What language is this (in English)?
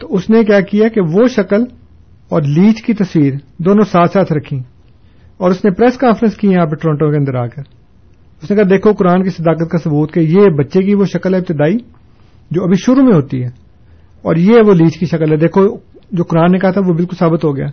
Urdu